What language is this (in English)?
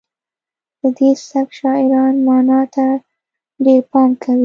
Pashto